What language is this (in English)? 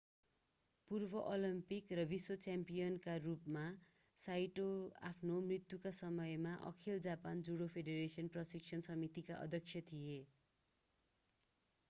Nepali